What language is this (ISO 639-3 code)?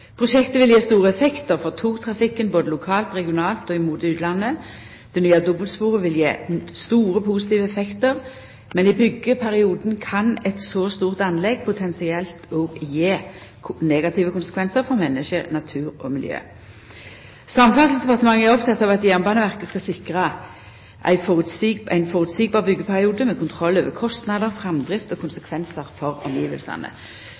nno